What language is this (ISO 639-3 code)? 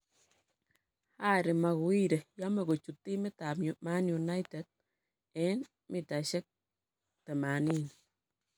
kln